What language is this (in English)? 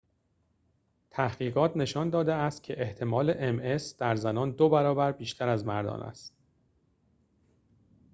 Persian